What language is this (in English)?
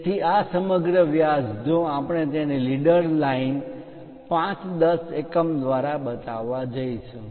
Gujarati